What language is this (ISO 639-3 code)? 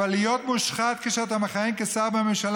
heb